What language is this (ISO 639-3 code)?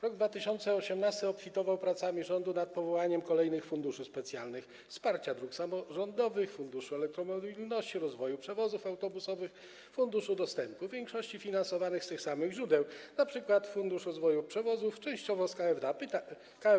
pol